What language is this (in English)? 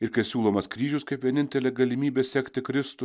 Lithuanian